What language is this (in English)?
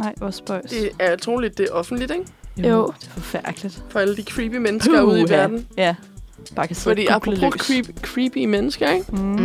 Danish